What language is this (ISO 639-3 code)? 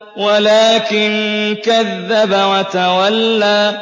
ara